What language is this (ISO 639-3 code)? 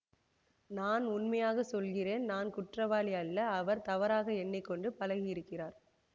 tam